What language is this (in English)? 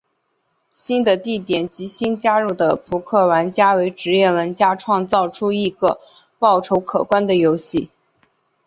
Chinese